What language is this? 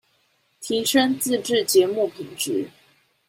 Chinese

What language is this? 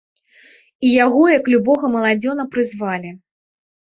Belarusian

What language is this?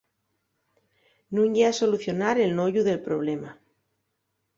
Asturian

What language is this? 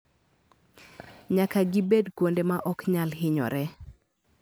Luo (Kenya and Tanzania)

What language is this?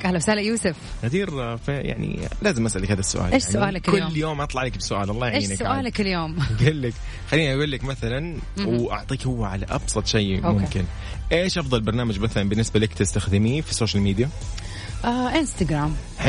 Arabic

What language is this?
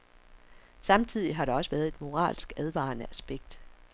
Danish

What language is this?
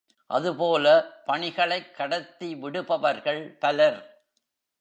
Tamil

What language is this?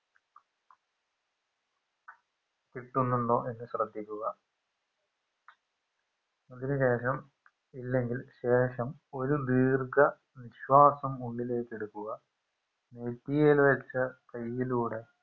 Malayalam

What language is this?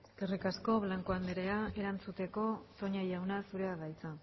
Basque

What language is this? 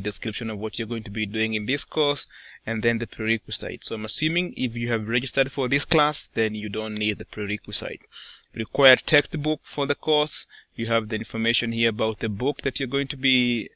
English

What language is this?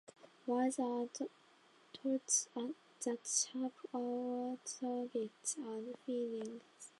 Japanese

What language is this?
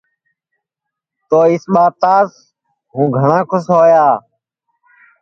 Sansi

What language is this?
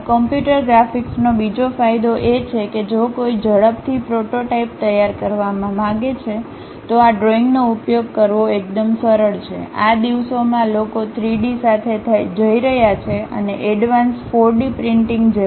Gujarati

